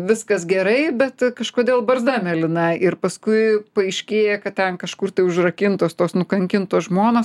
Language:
Lithuanian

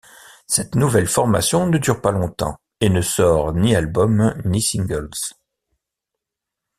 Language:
French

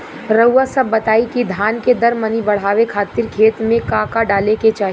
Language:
Bhojpuri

